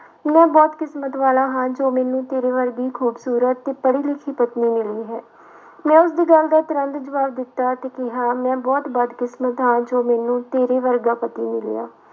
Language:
Punjabi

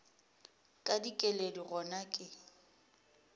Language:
Northern Sotho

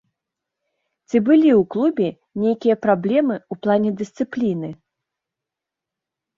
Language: Belarusian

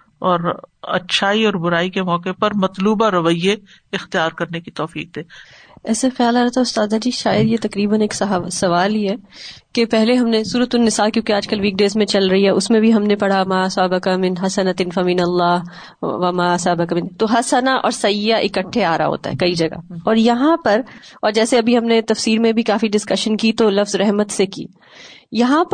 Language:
Urdu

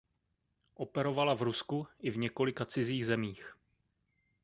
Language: Czech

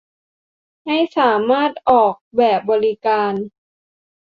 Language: Thai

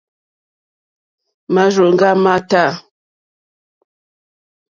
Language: Mokpwe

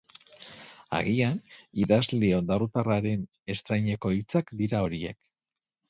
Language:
Basque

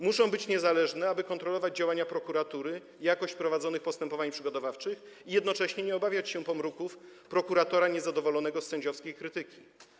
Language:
Polish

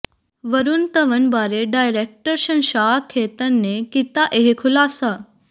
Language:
Punjabi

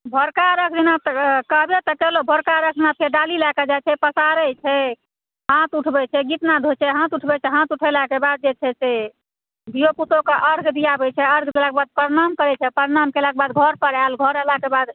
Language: Maithili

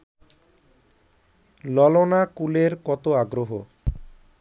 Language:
Bangla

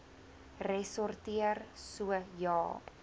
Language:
Afrikaans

